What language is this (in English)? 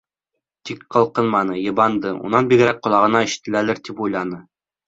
Bashkir